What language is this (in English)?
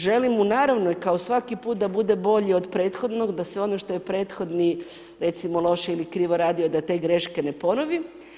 Croatian